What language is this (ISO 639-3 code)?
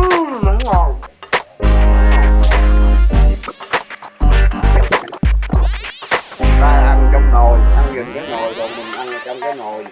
vie